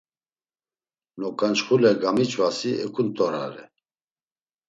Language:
Laz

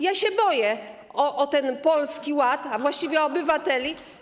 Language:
Polish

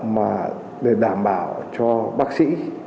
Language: Vietnamese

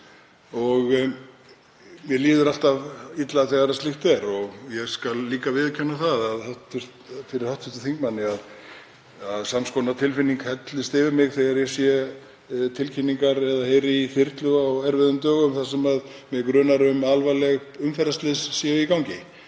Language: Icelandic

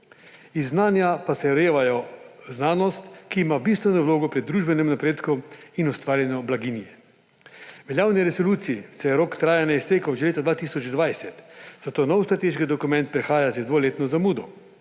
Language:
Slovenian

